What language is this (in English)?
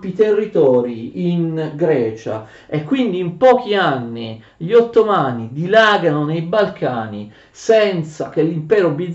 Italian